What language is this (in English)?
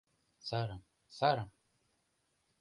Mari